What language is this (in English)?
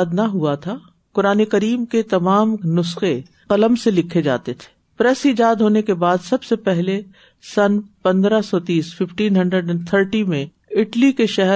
Urdu